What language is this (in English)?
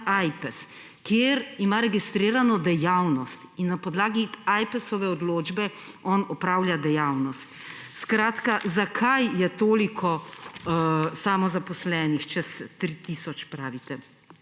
Slovenian